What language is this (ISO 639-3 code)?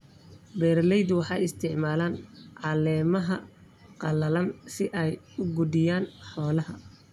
som